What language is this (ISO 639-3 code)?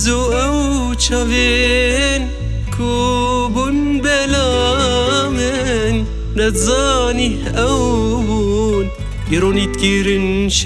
ara